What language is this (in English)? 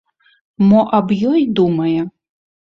Belarusian